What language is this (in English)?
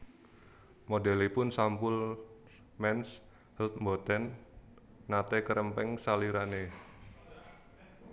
Javanese